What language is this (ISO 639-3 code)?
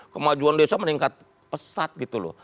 ind